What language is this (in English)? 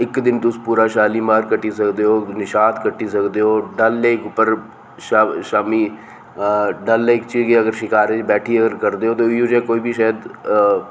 Dogri